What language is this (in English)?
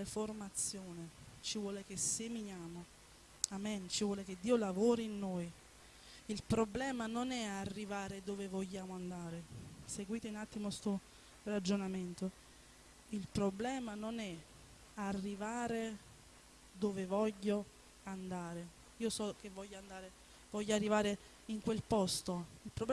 Italian